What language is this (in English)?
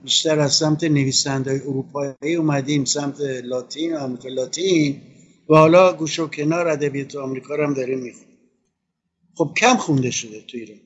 Persian